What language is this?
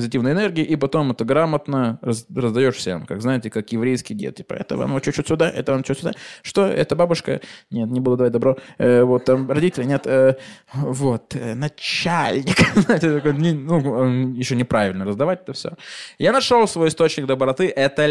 Russian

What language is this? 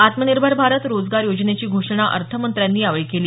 Marathi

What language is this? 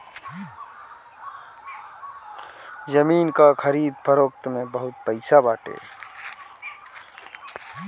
Bhojpuri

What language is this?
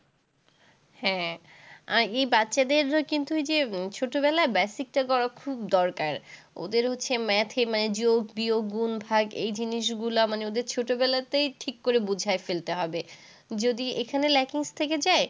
Bangla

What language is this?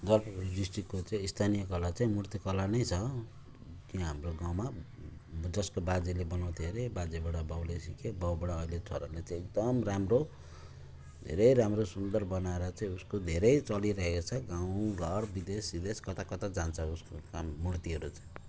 Nepali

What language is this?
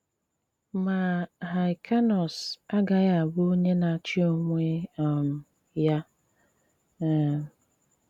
Igbo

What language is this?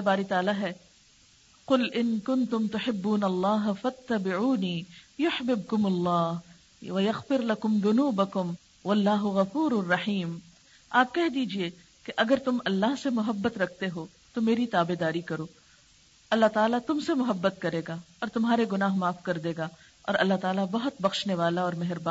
Urdu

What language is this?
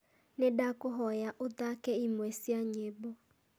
Kikuyu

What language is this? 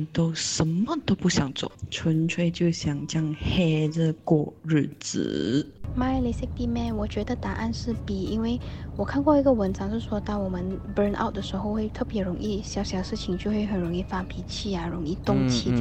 Chinese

